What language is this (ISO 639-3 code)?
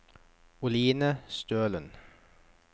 nor